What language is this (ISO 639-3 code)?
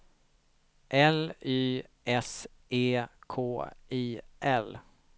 swe